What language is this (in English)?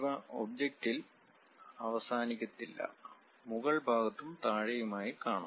Malayalam